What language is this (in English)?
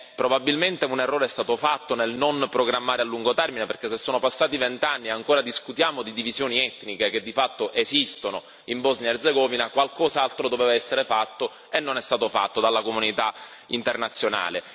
Italian